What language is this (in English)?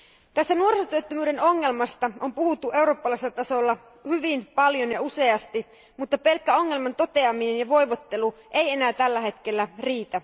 Finnish